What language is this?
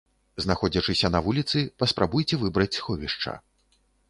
Belarusian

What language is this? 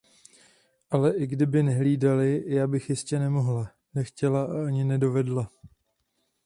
Czech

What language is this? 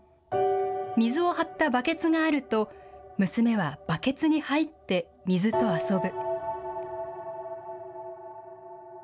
Japanese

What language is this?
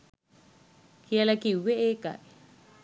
Sinhala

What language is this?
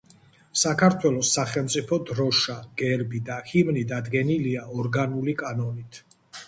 Georgian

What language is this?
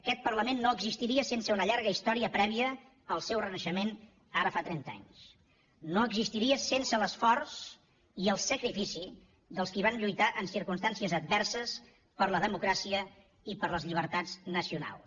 Catalan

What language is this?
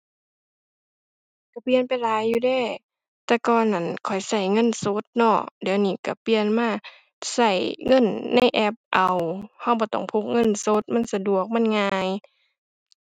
Thai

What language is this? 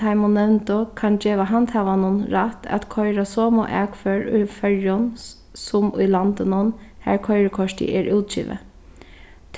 Faroese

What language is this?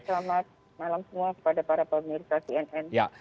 Indonesian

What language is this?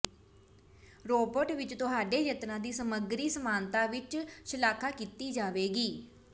Punjabi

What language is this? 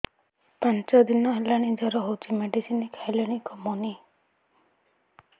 Odia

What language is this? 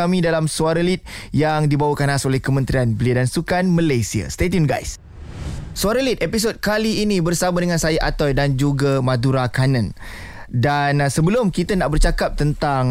Malay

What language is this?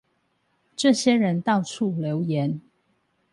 Chinese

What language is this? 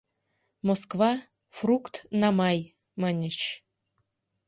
Mari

